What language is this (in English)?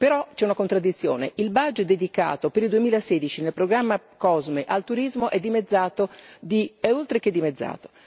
Italian